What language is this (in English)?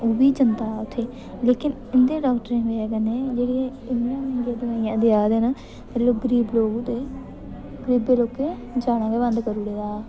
Dogri